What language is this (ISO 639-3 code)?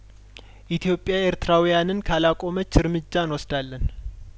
amh